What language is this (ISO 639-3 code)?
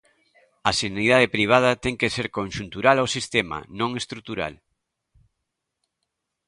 glg